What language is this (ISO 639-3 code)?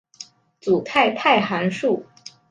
zho